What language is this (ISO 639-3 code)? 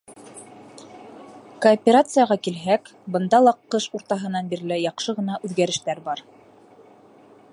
bak